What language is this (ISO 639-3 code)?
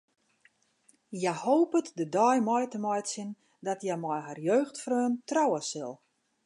fry